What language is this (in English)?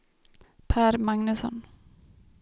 Swedish